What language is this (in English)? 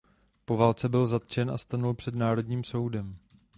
Czech